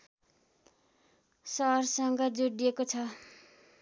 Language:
Nepali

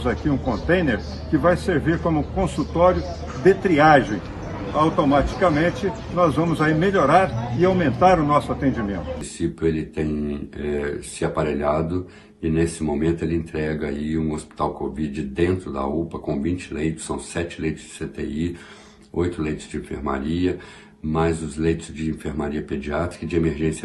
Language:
Portuguese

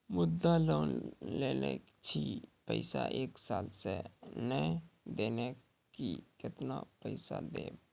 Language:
Maithili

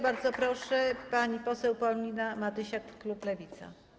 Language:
Polish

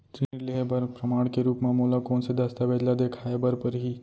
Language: Chhattisgarhi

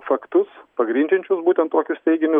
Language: Lithuanian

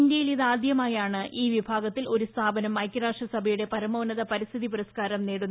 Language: Malayalam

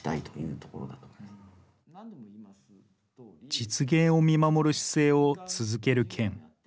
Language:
Japanese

